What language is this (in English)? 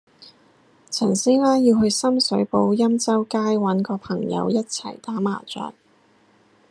Cantonese